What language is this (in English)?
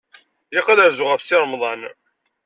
Kabyle